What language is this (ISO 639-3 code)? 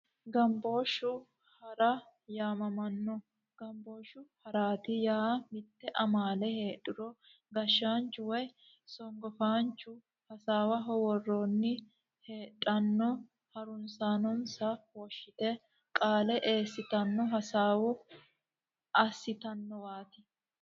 sid